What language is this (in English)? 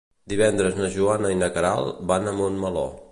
Catalan